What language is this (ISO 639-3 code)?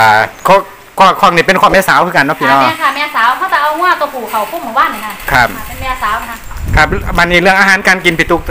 tha